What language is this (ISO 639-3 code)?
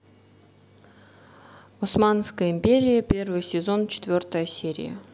rus